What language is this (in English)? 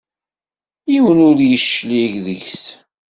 Kabyle